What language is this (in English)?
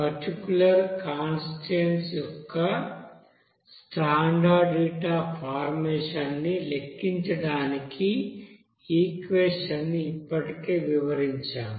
Telugu